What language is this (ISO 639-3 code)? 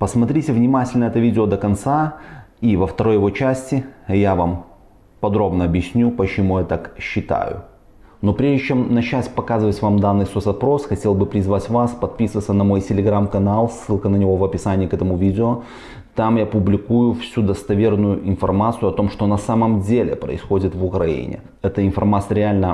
rus